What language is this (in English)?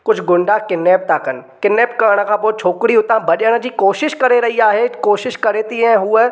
Sindhi